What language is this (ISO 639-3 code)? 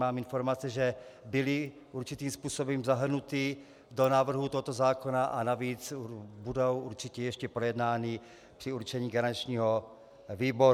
ces